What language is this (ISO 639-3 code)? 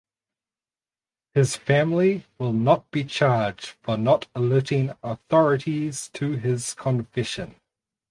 eng